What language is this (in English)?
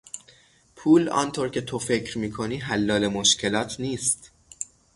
Persian